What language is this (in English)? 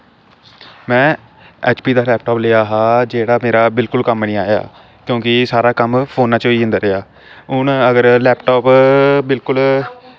Dogri